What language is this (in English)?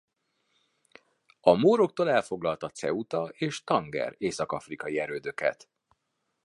Hungarian